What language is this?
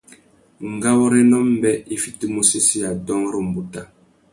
Tuki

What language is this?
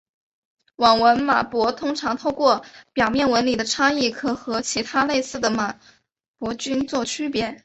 Chinese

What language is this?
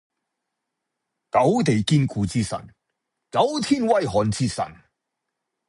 Cantonese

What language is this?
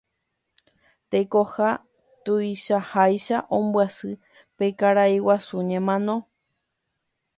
Guarani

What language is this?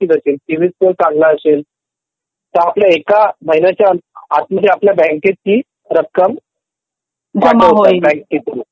Marathi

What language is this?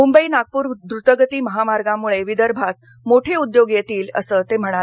Marathi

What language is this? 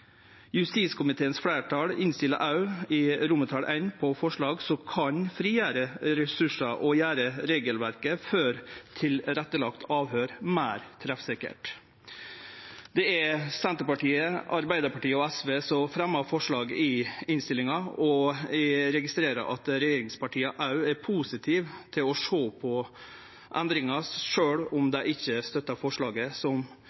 Norwegian Nynorsk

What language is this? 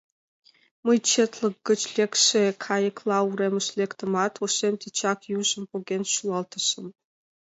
Mari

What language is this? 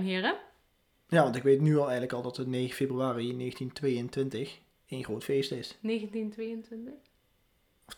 Dutch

